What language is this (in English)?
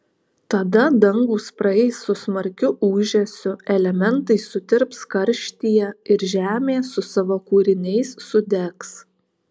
Lithuanian